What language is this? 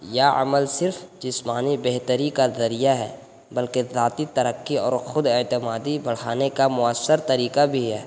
Urdu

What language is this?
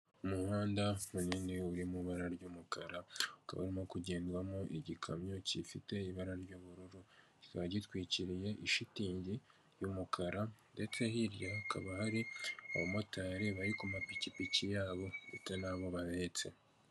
Kinyarwanda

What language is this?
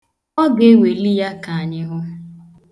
Igbo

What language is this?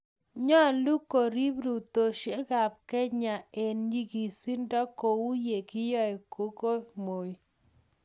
Kalenjin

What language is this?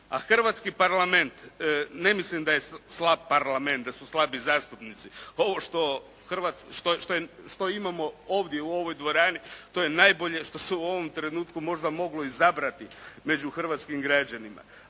Croatian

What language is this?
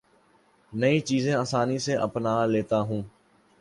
Urdu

